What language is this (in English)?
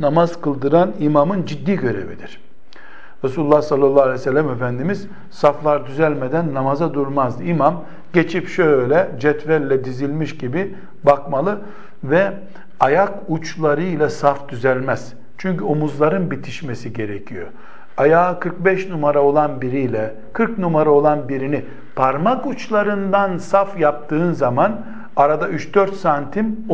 Turkish